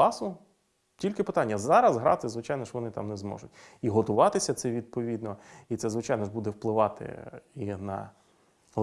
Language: Ukrainian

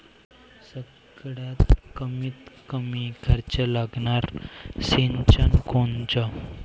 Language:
Marathi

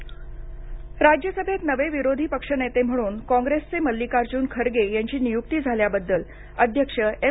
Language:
Marathi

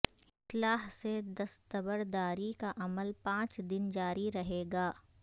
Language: Urdu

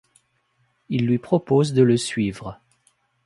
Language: French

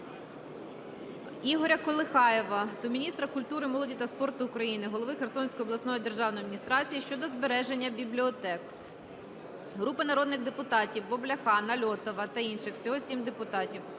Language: Ukrainian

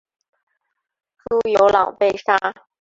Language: Chinese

